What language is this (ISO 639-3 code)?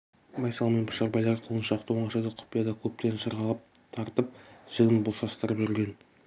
kaz